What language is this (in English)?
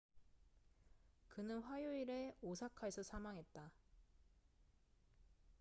Korean